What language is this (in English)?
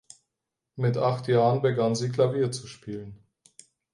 German